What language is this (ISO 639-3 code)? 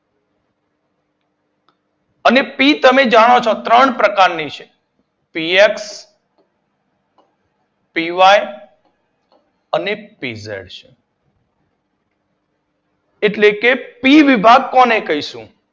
guj